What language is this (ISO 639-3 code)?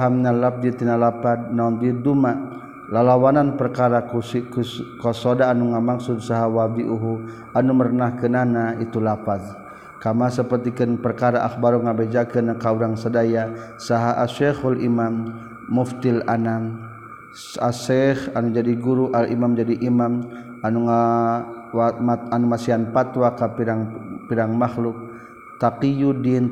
msa